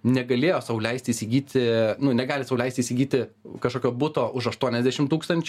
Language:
Lithuanian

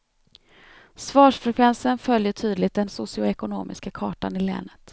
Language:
Swedish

